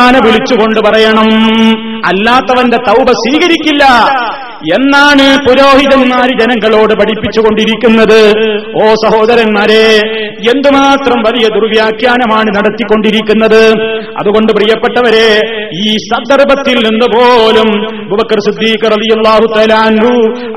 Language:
Malayalam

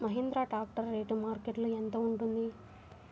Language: Telugu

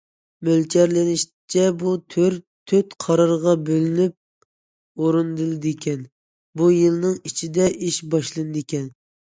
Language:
Uyghur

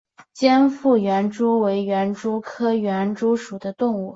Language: Chinese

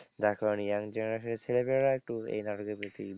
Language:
Bangla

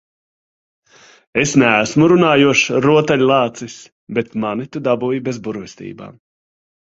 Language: Latvian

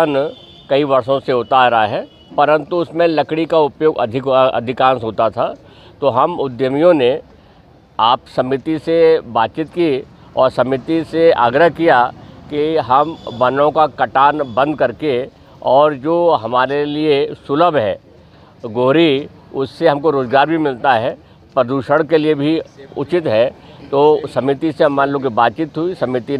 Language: Hindi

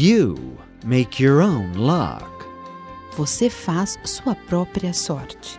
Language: Portuguese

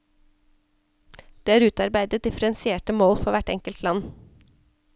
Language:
Norwegian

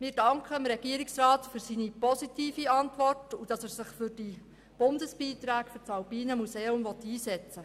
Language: Swiss German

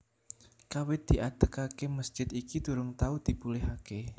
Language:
Javanese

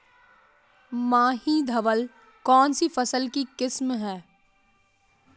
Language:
Hindi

